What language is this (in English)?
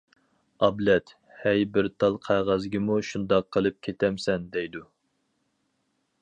Uyghur